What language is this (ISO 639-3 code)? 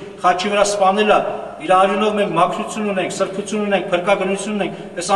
ron